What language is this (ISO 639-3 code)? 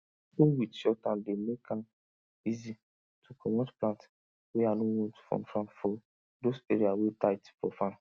pcm